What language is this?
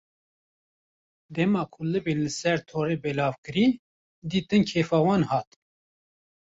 Kurdish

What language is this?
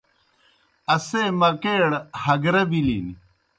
Kohistani Shina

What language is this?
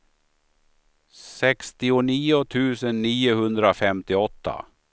Swedish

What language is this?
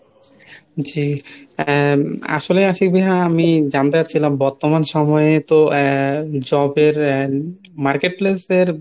Bangla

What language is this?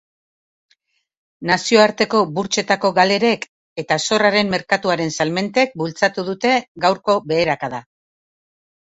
Basque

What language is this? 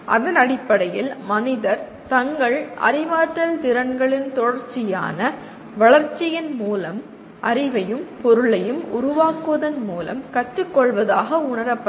Tamil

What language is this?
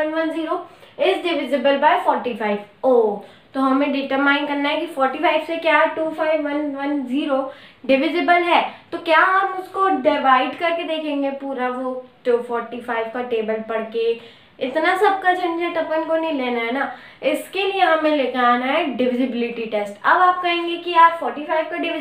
Hindi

